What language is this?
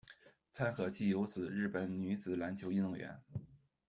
Chinese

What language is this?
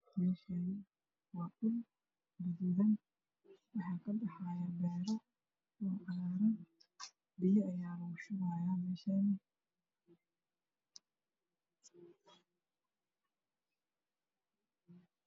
Somali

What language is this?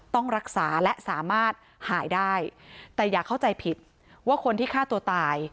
Thai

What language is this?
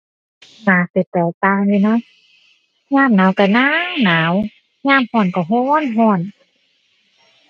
Thai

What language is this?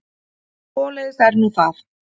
Icelandic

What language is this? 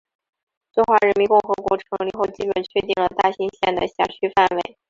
Chinese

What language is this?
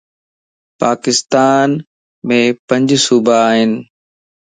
Lasi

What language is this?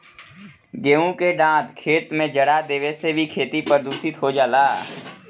Bhojpuri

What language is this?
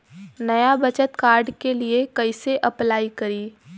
Bhojpuri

